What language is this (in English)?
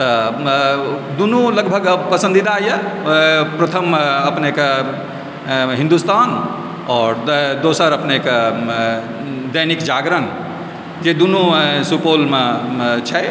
Maithili